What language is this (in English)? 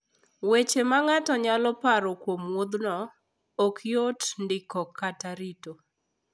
Luo (Kenya and Tanzania)